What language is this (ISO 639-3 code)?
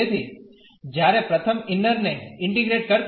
guj